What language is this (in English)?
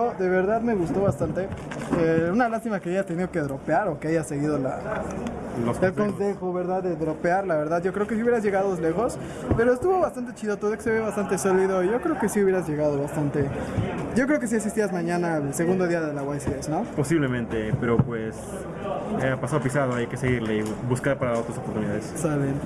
Spanish